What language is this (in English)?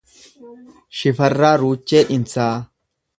Oromo